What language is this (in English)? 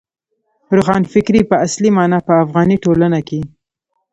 Pashto